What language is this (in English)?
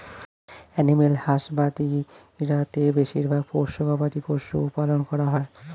Bangla